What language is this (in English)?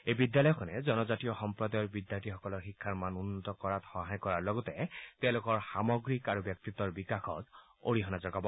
Assamese